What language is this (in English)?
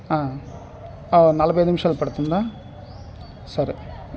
Telugu